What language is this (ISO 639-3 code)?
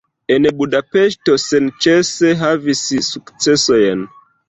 epo